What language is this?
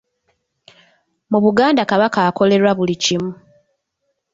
Ganda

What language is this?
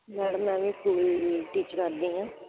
Punjabi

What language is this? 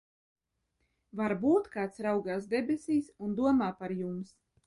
Latvian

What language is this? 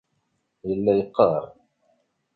Kabyle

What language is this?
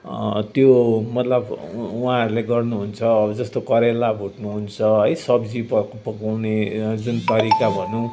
Nepali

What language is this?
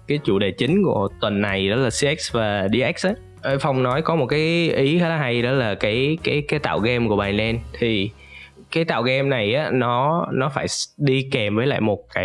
Vietnamese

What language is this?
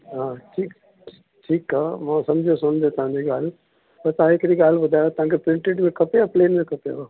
Sindhi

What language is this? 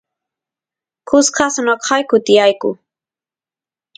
Santiago del Estero Quichua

